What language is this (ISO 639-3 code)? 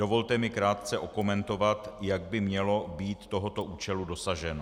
ces